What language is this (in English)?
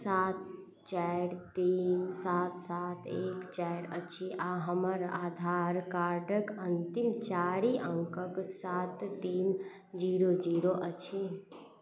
Maithili